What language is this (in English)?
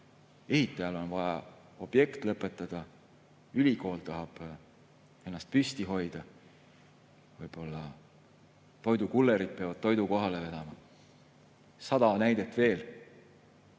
Estonian